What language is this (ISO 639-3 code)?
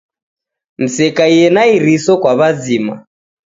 dav